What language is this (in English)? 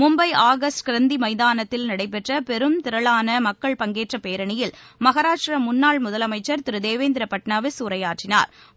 Tamil